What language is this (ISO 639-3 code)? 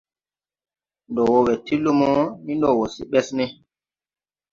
tui